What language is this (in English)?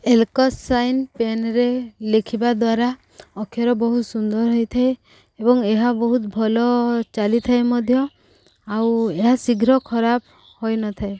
Odia